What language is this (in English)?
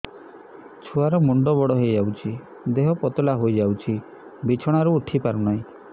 Odia